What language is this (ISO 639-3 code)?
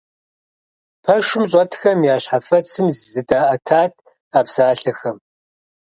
kbd